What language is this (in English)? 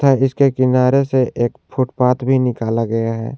Hindi